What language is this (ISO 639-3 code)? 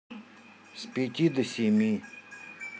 rus